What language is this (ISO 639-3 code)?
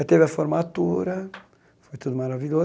por